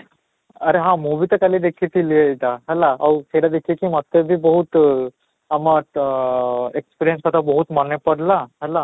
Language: Odia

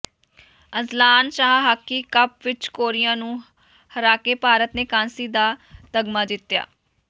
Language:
Punjabi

